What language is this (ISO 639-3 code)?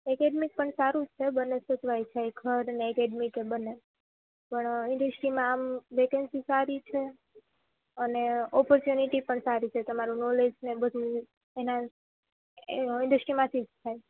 guj